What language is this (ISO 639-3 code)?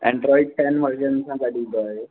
snd